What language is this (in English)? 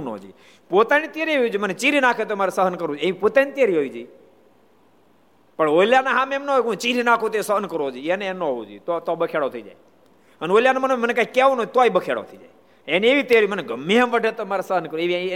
Gujarati